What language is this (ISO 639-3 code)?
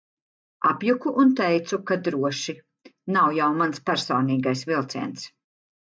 lav